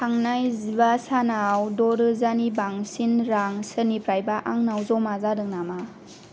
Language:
Bodo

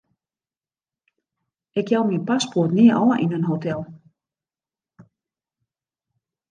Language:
Western Frisian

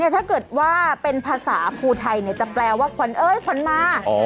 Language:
Thai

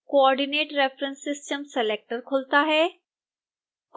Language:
Hindi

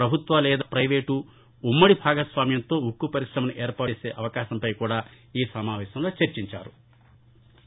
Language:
Telugu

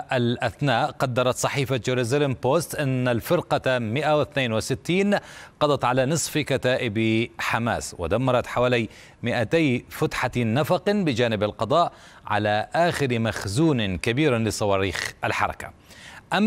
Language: Arabic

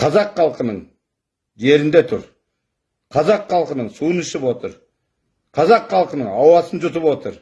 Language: Turkish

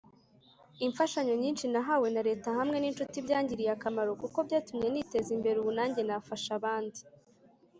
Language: Kinyarwanda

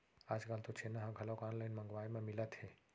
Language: Chhattisgarhi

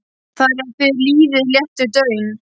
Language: Icelandic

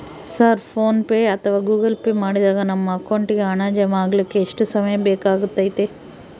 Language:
Kannada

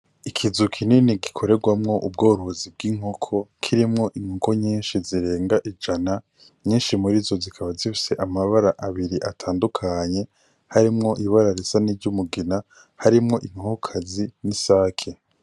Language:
Rundi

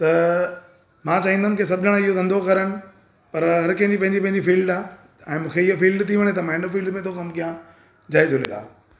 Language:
Sindhi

